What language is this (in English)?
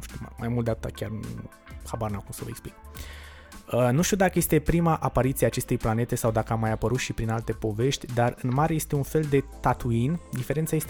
Romanian